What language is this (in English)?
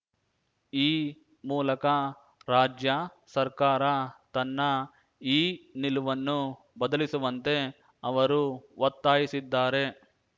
Kannada